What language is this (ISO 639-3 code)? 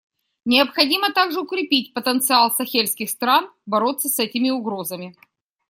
rus